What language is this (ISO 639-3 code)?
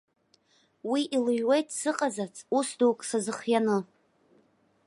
abk